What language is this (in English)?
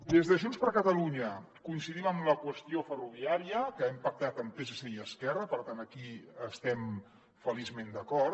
Catalan